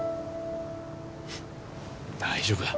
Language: Japanese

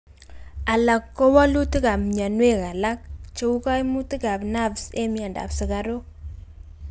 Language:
Kalenjin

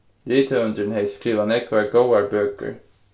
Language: Faroese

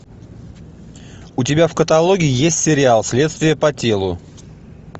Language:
Russian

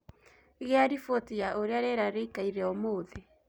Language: Kikuyu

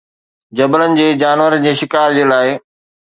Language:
Sindhi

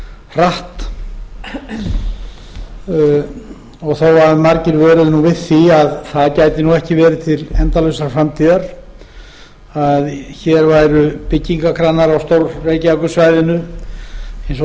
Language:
Icelandic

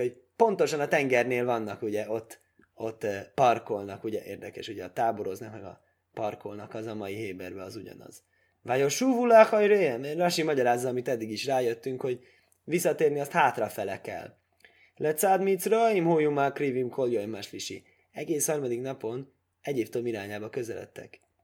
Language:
Hungarian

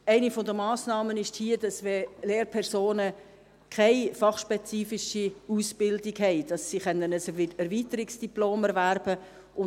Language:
Swiss German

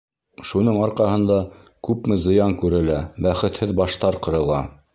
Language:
Bashkir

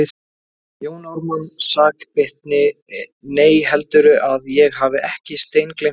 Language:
Icelandic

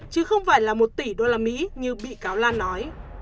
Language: Vietnamese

